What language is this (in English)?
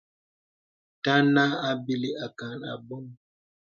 Bebele